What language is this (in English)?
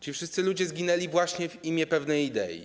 Polish